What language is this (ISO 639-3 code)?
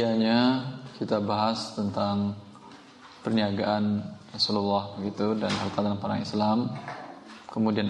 ind